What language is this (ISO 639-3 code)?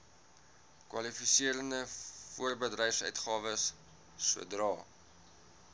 afr